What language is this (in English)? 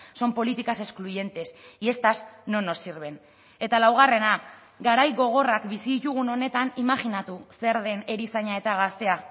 Basque